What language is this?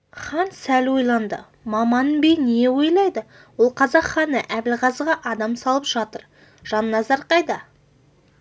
Kazakh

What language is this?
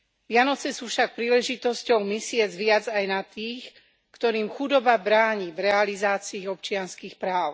Slovak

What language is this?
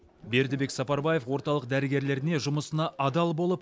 Kazakh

